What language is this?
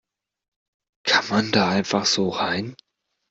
German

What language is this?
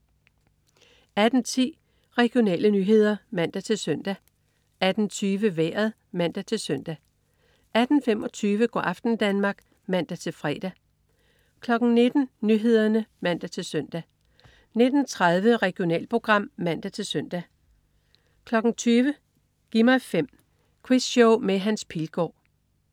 Danish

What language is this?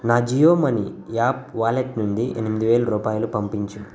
Telugu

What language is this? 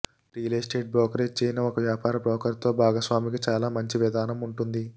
Telugu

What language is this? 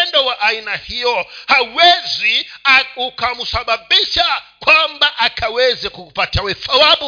Swahili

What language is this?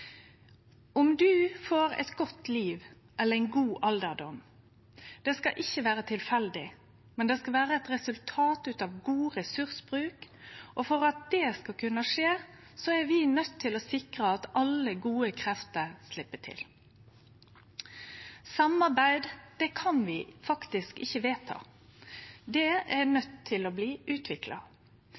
Norwegian Nynorsk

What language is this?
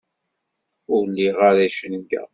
Kabyle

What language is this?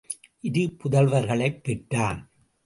Tamil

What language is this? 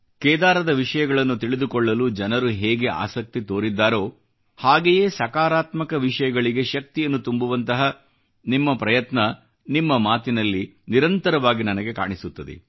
Kannada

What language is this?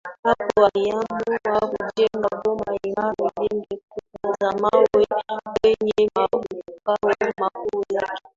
Swahili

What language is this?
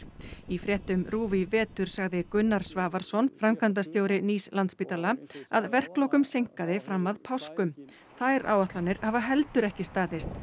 Icelandic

